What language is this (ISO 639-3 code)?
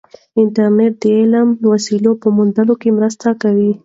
pus